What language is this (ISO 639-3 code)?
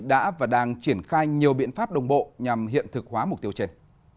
vie